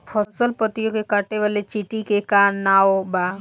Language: Bhojpuri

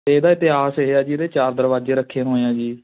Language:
Punjabi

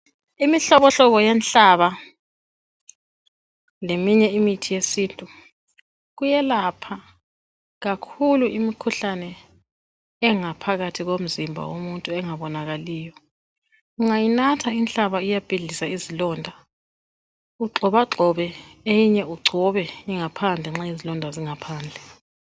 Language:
North Ndebele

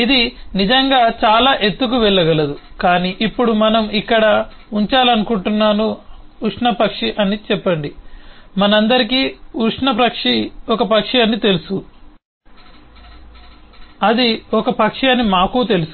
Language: Telugu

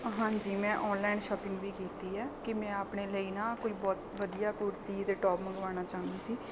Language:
Punjabi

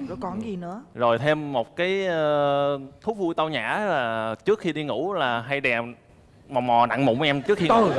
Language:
Vietnamese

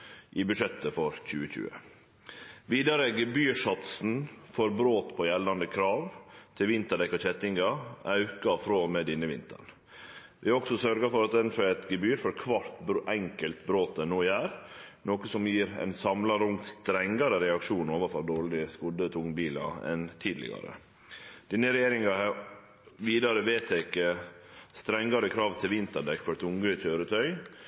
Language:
Norwegian Nynorsk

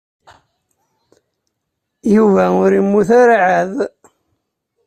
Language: Kabyle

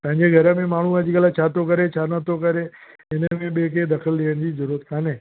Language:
Sindhi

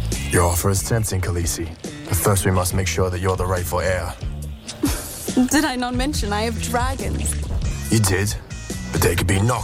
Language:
Finnish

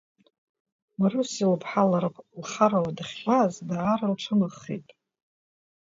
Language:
Abkhazian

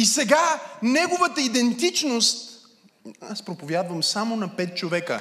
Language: Bulgarian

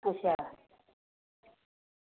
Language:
Dogri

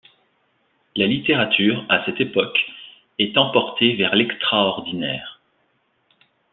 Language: French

